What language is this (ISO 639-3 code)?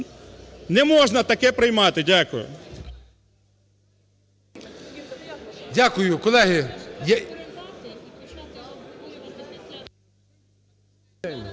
ukr